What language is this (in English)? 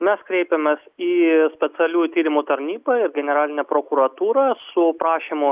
Lithuanian